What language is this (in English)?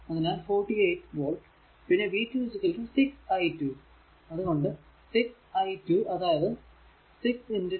Malayalam